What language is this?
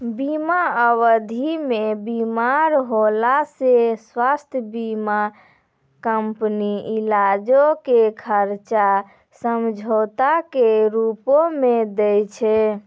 Maithili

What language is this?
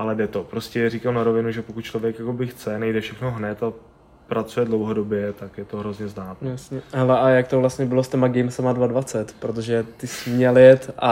Czech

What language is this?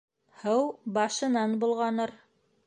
Bashkir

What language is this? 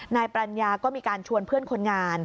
Thai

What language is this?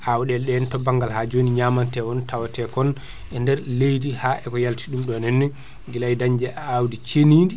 Fula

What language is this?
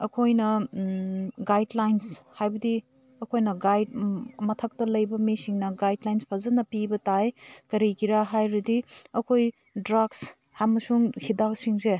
Manipuri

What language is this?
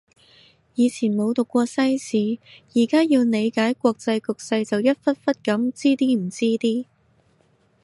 Cantonese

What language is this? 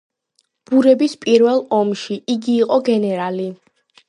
Georgian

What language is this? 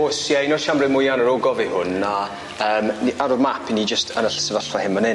Welsh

